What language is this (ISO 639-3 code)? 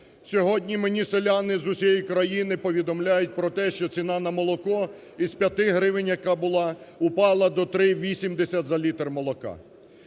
ukr